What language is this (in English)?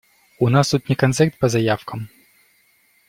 Russian